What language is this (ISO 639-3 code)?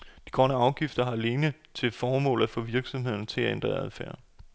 dan